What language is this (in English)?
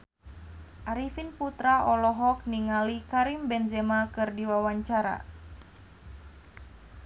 Sundanese